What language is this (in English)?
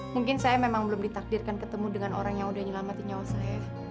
Indonesian